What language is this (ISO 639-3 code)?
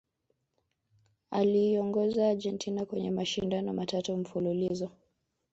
swa